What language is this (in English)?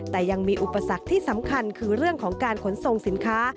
Thai